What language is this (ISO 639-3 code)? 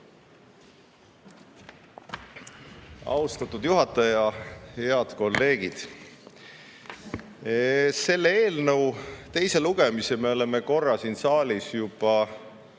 est